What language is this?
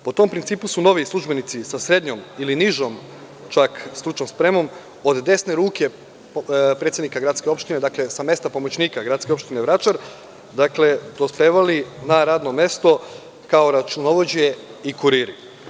Serbian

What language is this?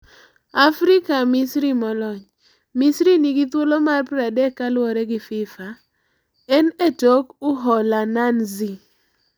Luo (Kenya and Tanzania)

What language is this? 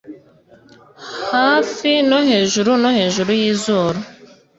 Kinyarwanda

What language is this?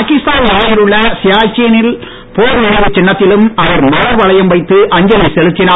Tamil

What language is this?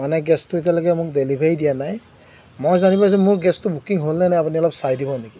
Assamese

